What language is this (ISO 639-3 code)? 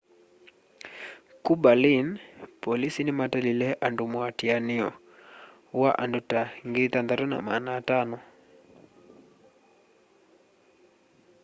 kam